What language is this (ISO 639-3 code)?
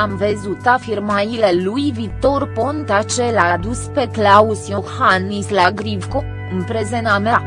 ron